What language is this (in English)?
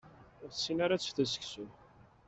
Kabyle